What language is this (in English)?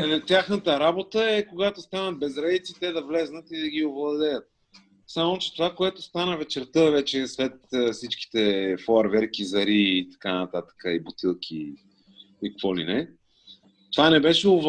Bulgarian